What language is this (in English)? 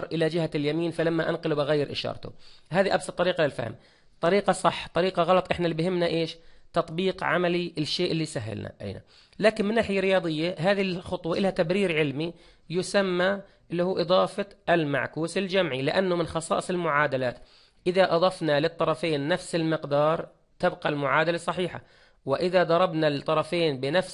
Arabic